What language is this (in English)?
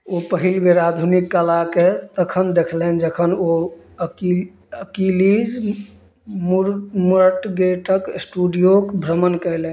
Maithili